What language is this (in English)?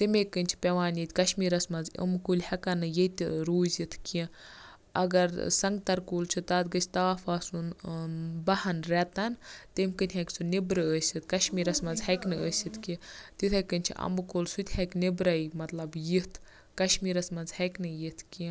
Kashmiri